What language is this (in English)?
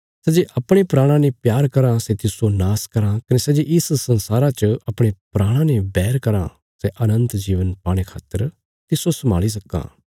Bilaspuri